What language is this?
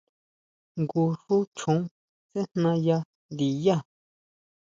Huautla Mazatec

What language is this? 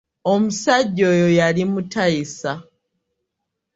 Ganda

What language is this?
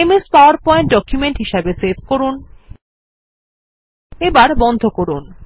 Bangla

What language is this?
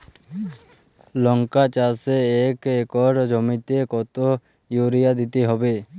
Bangla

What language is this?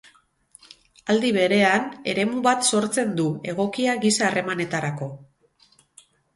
Basque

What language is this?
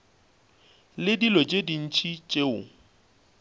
Northern Sotho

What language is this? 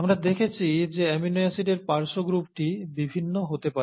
Bangla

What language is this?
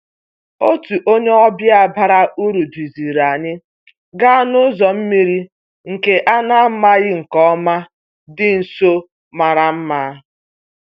Igbo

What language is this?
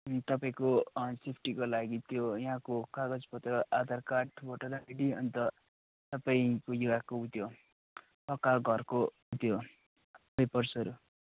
Nepali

